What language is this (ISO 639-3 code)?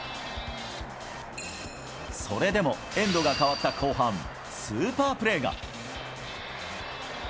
jpn